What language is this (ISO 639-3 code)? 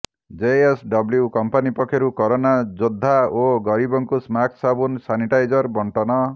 ori